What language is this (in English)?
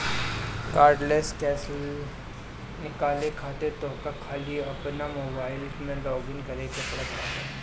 Bhojpuri